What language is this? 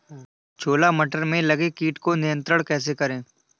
Hindi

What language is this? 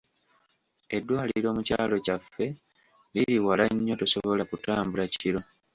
Ganda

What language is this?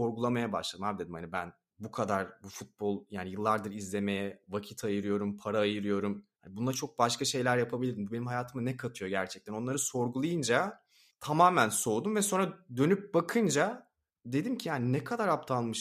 Turkish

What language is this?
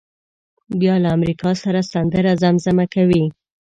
Pashto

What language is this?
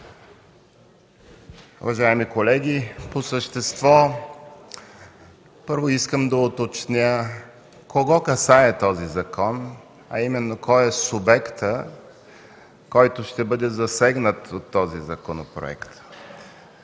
Bulgarian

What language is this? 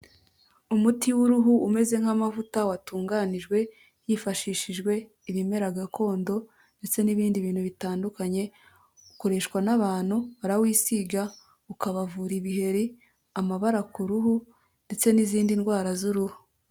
Kinyarwanda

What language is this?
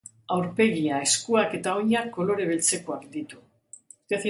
Basque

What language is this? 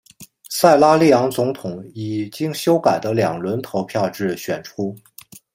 Chinese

